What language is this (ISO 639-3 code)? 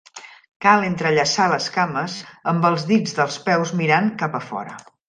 cat